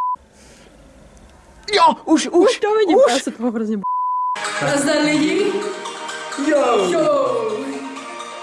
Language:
Czech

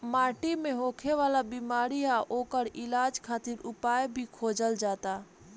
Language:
Bhojpuri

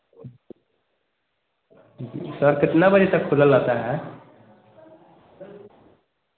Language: Hindi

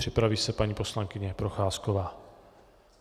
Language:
Czech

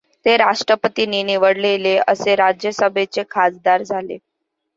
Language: Marathi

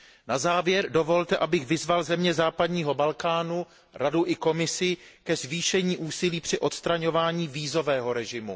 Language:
Czech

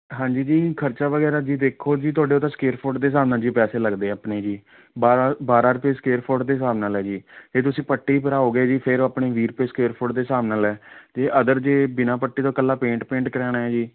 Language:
Punjabi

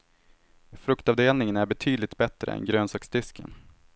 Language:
Swedish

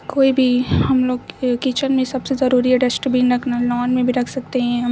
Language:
Urdu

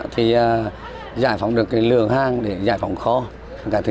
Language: Vietnamese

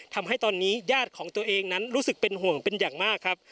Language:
Thai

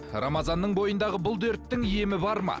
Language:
Kazakh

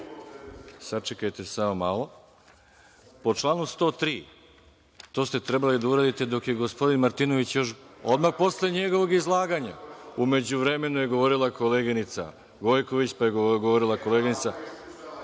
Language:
Serbian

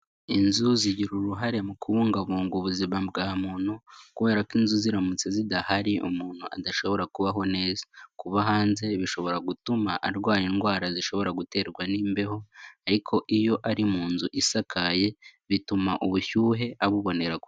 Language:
Kinyarwanda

